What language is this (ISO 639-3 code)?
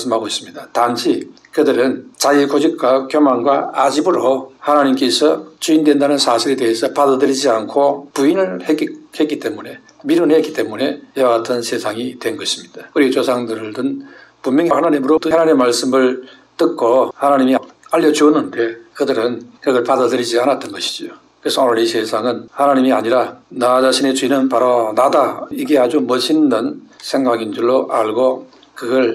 kor